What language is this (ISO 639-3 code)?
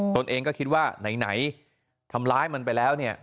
tha